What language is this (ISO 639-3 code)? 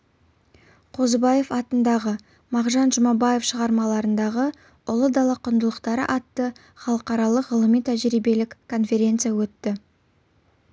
kaz